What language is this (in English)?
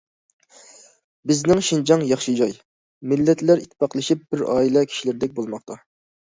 Uyghur